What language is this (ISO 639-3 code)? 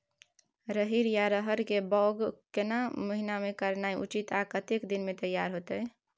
mai